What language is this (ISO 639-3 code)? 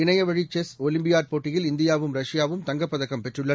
tam